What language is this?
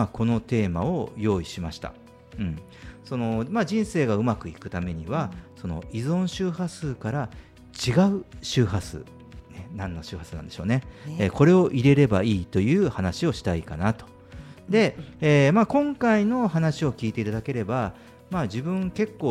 Japanese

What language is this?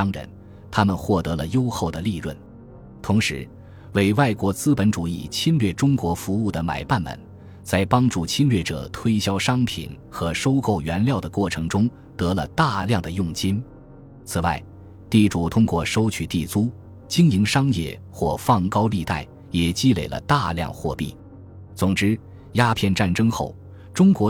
Chinese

